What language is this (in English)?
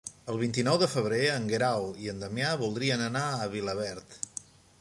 Catalan